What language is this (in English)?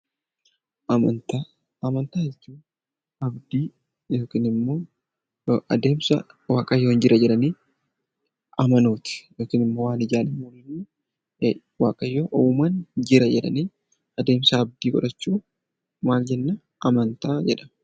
Oromo